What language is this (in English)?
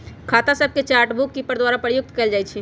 Magahi